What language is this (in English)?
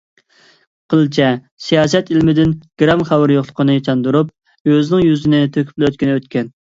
Uyghur